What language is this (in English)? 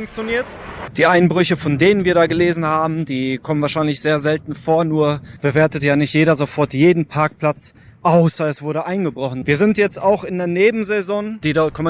German